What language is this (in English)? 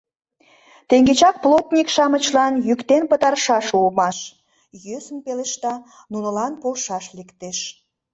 Mari